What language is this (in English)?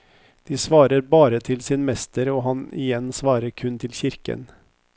Norwegian